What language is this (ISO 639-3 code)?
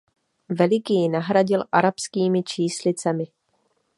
ces